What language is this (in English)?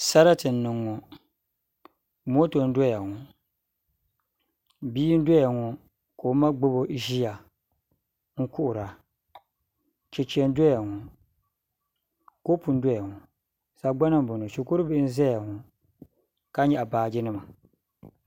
Dagbani